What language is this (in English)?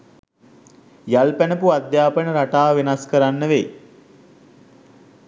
Sinhala